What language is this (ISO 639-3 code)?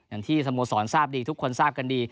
tha